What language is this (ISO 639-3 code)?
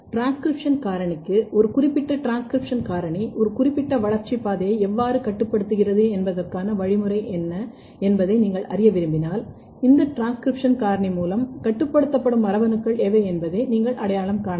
tam